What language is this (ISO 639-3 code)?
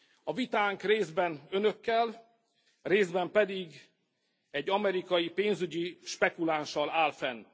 hun